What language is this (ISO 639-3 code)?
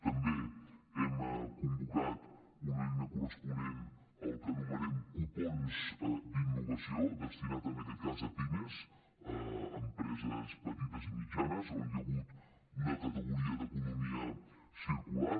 cat